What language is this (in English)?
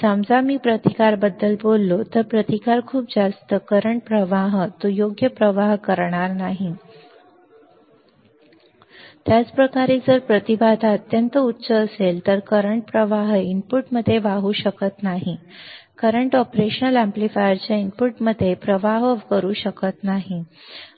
Marathi